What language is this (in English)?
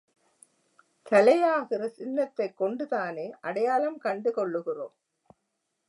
Tamil